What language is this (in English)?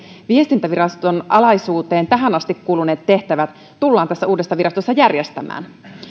Finnish